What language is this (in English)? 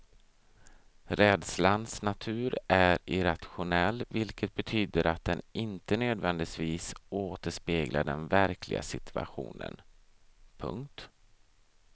Swedish